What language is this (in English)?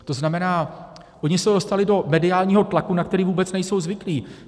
Czech